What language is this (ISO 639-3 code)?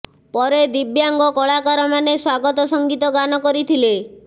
ori